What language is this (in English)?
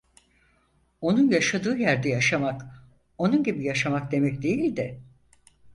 Turkish